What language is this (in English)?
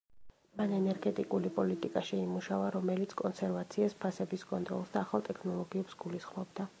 Georgian